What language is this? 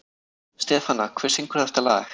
Icelandic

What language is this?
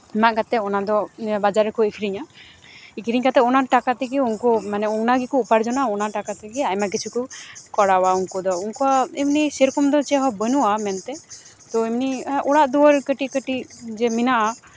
Santali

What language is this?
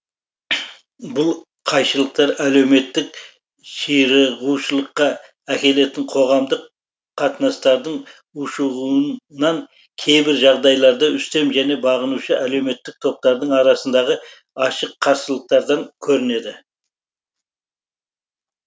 Kazakh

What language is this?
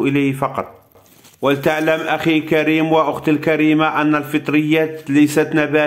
Arabic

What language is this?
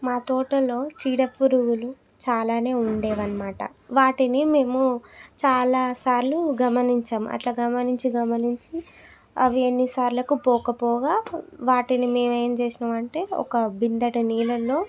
Telugu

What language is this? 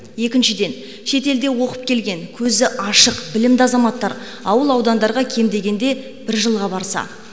Kazakh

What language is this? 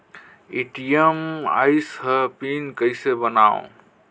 Chhattisgarhi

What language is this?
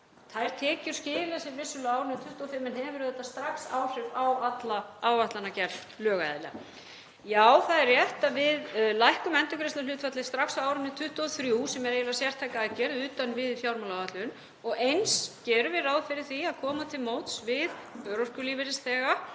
Icelandic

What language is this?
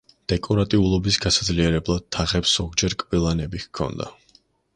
Georgian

